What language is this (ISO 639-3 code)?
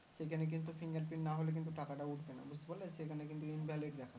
ben